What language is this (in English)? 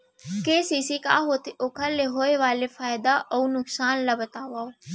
Chhattisgarhi